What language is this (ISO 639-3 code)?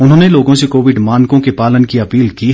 hin